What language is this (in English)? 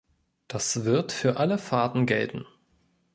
German